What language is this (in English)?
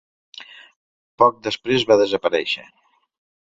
Catalan